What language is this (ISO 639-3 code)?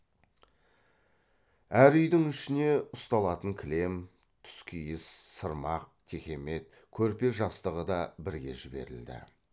kaz